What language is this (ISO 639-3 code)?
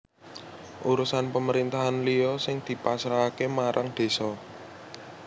jav